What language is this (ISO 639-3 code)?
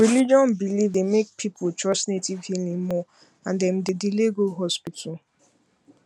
pcm